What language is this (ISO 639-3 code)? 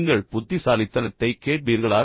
tam